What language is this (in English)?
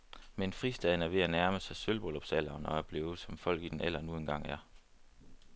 Danish